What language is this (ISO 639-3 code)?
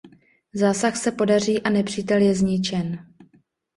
ces